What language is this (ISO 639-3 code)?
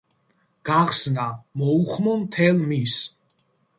kat